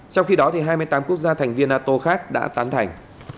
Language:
Vietnamese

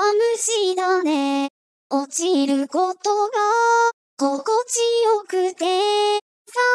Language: Japanese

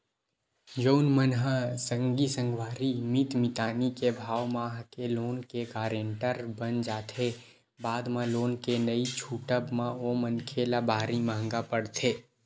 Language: Chhattisgarhi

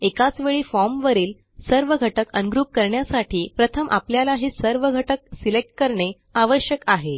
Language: Marathi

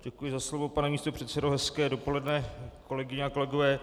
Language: Czech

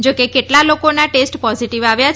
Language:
Gujarati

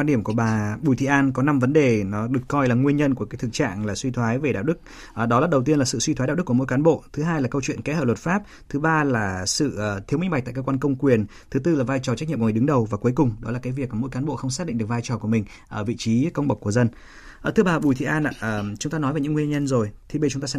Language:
Vietnamese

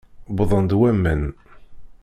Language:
Kabyle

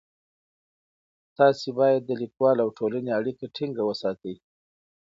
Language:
Pashto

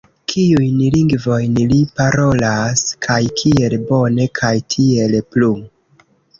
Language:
Esperanto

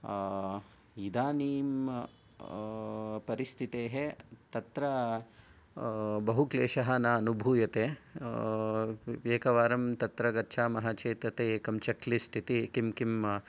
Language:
Sanskrit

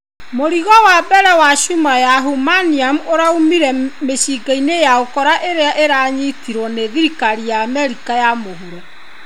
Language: Kikuyu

